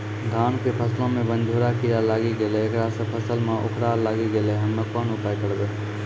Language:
Maithili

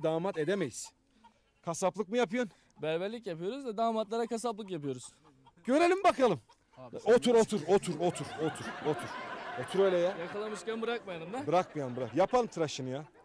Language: Turkish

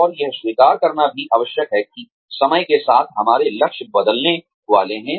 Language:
Hindi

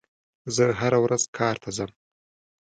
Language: Pashto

